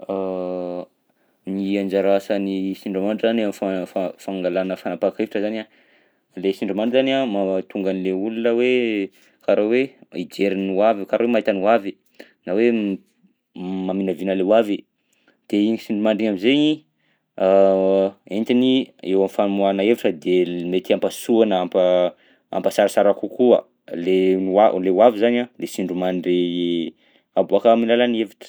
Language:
Southern Betsimisaraka Malagasy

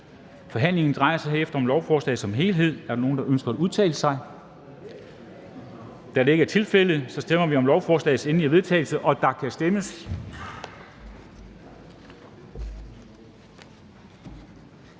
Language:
Danish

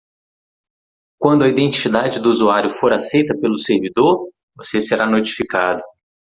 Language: Portuguese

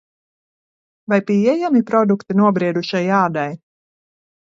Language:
Latvian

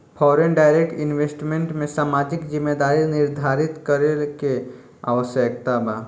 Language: Bhojpuri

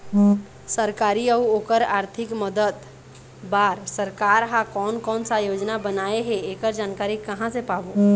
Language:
Chhattisgarhi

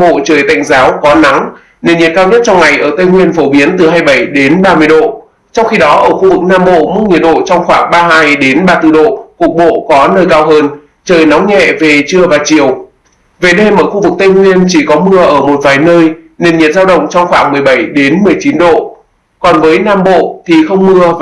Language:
Vietnamese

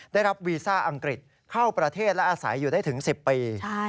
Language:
Thai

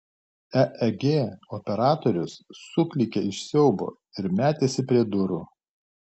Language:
Lithuanian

